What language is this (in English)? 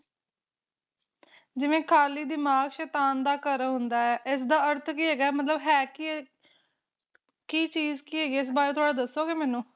Punjabi